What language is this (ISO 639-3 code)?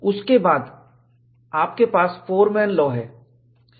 hin